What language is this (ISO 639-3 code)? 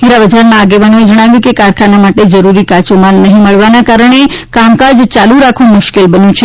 guj